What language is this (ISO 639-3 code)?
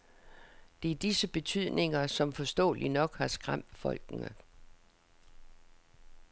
dan